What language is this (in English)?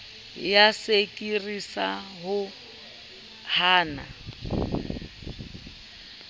Southern Sotho